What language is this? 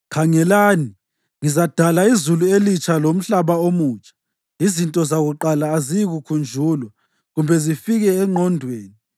North Ndebele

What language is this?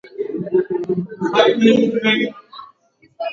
Swahili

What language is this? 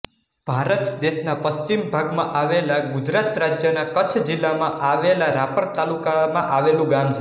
Gujarati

